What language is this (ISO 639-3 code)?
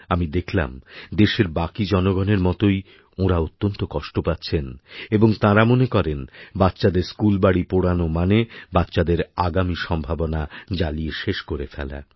ben